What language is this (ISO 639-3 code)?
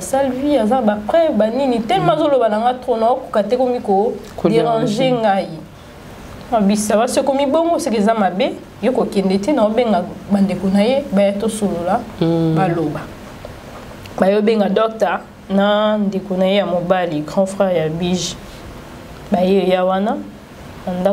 fra